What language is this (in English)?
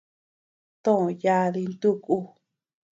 Tepeuxila Cuicatec